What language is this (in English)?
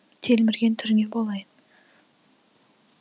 Kazakh